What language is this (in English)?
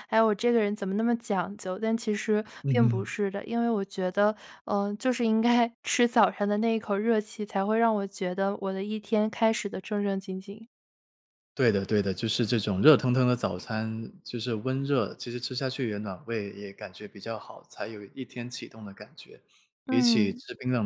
Chinese